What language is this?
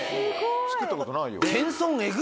Japanese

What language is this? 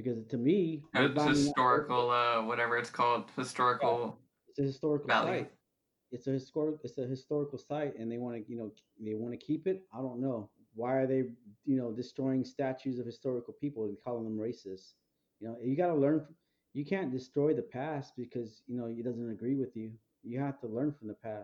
English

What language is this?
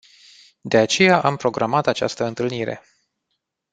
Romanian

